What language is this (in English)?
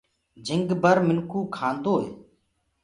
Gurgula